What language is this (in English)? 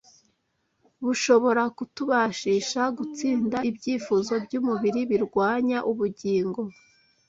Kinyarwanda